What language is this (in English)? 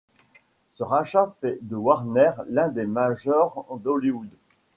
French